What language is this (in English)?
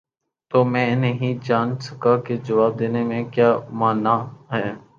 Urdu